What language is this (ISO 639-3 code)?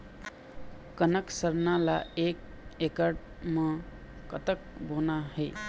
hne